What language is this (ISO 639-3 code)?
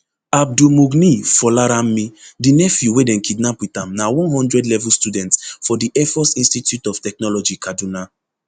pcm